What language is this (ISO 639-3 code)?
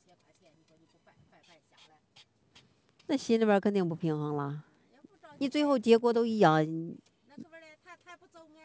zho